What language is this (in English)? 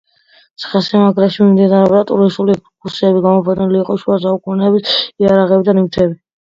Georgian